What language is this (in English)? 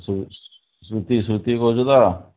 Odia